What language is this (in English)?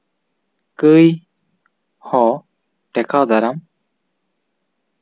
Santali